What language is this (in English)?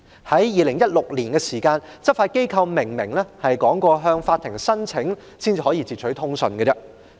Cantonese